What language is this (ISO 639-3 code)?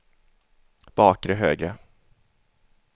swe